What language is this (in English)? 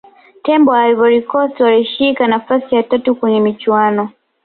Swahili